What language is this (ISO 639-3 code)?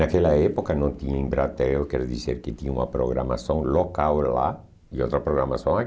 por